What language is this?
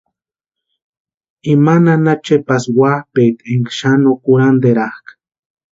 Western Highland Purepecha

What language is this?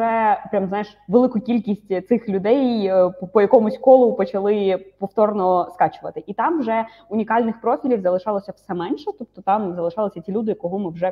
Ukrainian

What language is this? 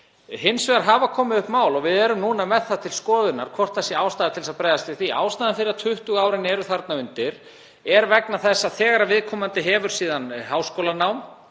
Icelandic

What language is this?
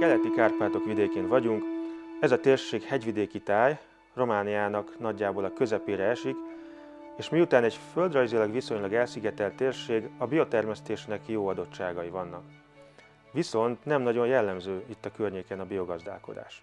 Hungarian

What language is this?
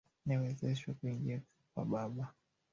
Swahili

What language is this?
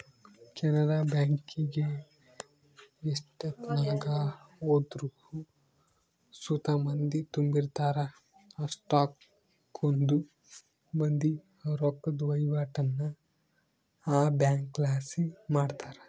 Kannada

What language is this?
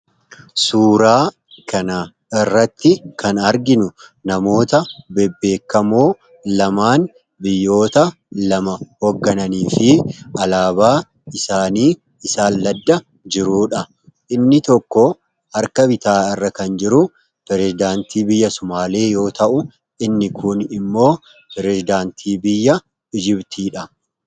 Oromo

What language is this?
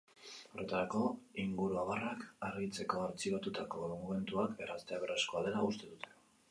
Basque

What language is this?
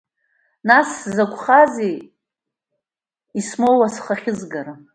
Abkhazian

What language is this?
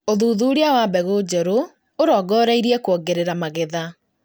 Kikuyu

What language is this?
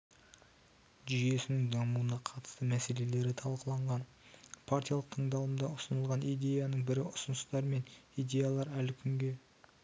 Kazakh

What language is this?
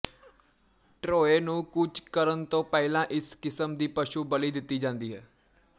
Punjabi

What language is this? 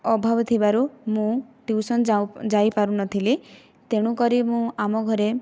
Odia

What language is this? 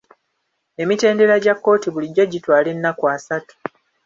Ganda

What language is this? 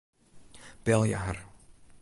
Western Frisian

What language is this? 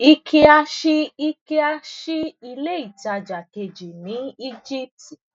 Yoruba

